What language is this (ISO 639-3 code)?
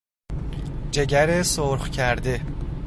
fas